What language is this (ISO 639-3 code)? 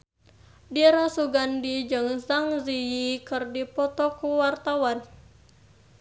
sun